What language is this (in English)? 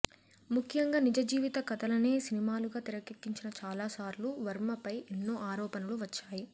Telugu